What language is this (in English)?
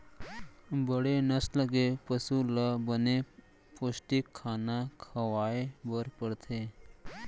Chhattisgarhi